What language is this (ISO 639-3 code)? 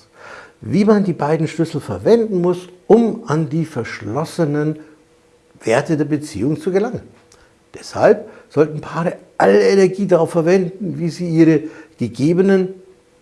deu